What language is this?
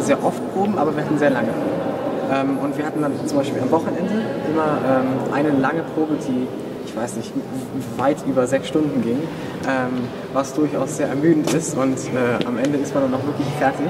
German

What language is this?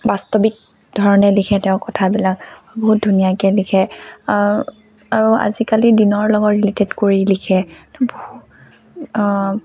Assamese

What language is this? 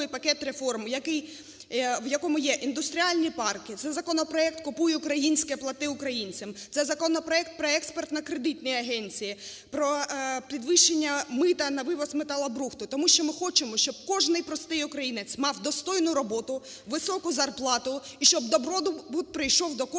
Ukrainian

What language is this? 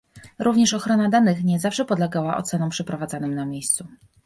Polish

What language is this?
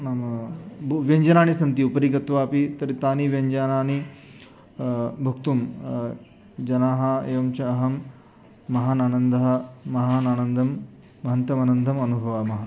Sanskrit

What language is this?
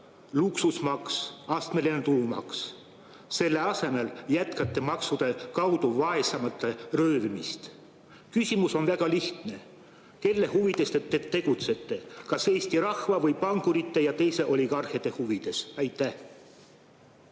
Estonian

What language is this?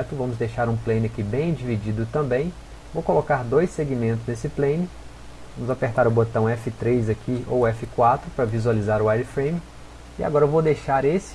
Portuguese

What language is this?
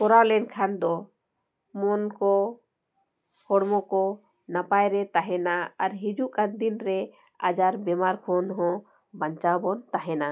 Santali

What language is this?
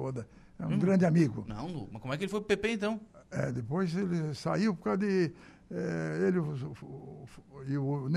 Portuguese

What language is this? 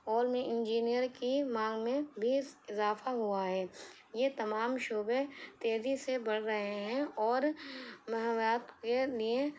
Urdu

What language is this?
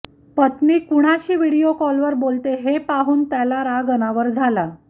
Marathi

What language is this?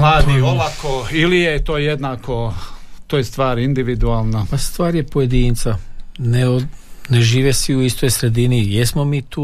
Croatian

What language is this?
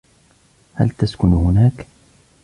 Arabic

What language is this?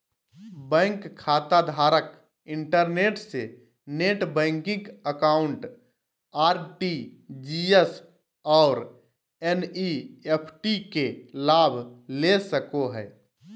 Magahi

